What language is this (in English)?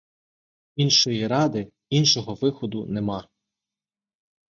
Ukrainian